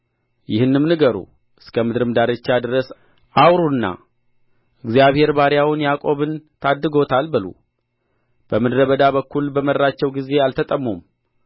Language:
Amharic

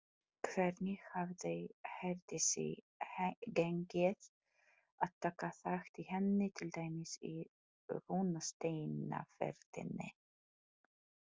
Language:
Icelandic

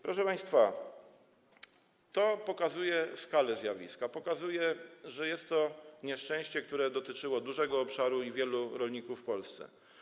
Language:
Polish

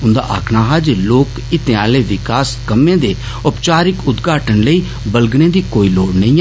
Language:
Dogri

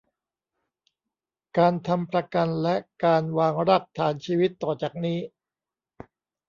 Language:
Thai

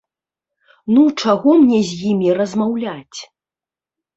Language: Belarusian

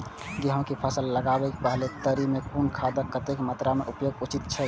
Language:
Maithili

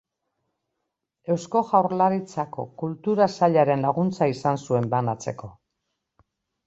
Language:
Basque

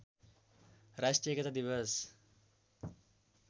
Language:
Nepali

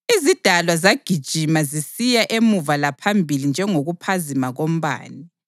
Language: North Ndebele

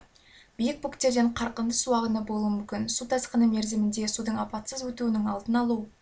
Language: Kazakh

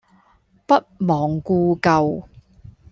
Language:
Cantonese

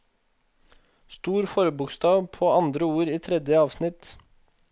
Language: Norwegian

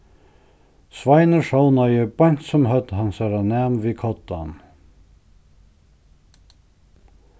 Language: Faroese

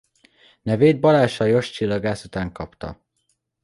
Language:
Hungarian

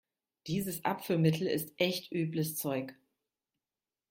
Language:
German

